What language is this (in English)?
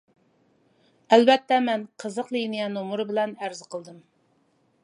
Uyghur